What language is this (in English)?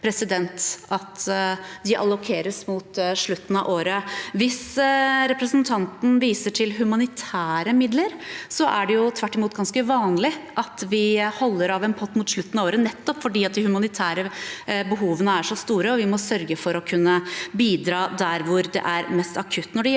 Norwegian